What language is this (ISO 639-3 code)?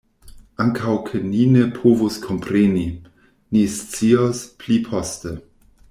epo